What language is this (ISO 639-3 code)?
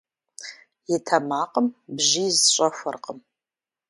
kbd